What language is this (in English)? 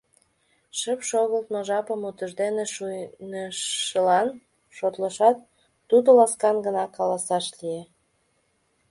Mari